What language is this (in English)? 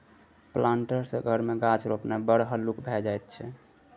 Maithili